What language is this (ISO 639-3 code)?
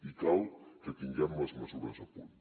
cat